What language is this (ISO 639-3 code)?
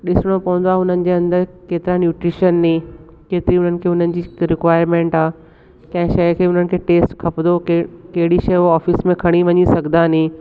snd